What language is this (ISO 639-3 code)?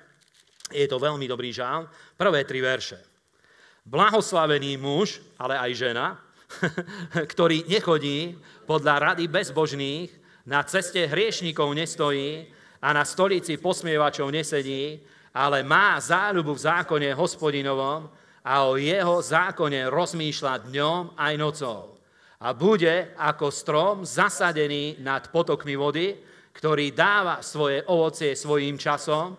slk